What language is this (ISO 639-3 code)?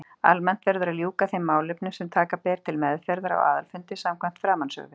isl